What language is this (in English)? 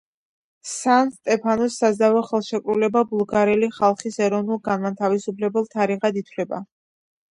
Georgian